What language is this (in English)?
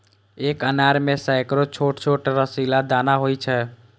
Maithili